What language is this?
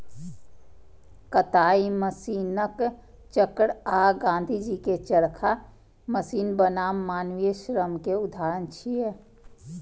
Maithili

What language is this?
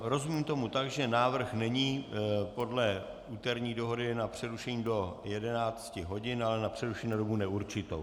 Czech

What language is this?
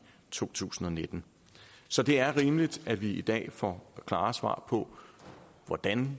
Danish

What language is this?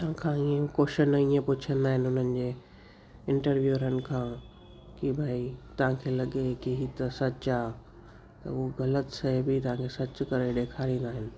Sindhi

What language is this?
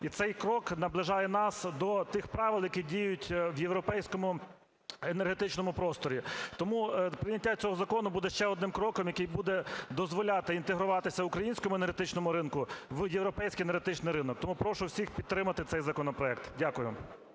Ukrainian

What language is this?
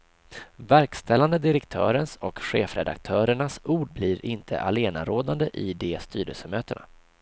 Swedish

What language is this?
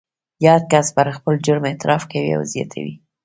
Pashto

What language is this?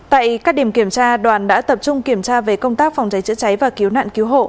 Vietnamese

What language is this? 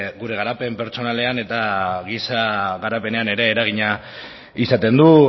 Basque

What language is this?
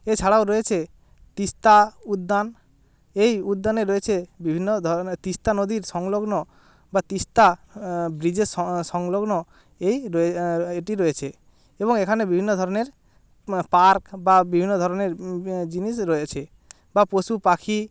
Bangla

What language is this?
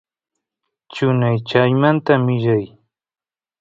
Santiago del Estero Quichua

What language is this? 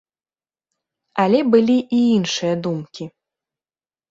Belarusian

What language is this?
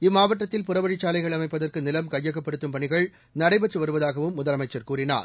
Tamil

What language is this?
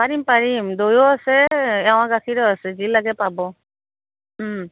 Assamese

